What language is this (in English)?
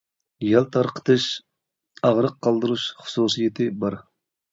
Uyghur